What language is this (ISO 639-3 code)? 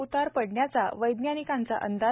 mar